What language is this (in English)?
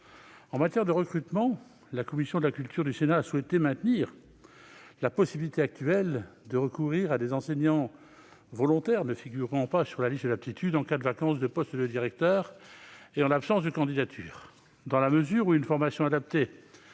French